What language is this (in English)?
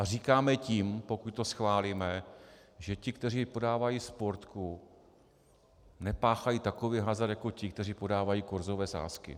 Czech